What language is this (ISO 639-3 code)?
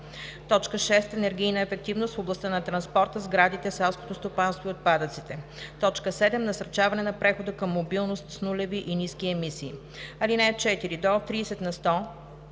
bul